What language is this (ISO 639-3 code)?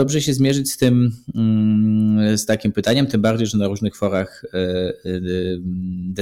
pol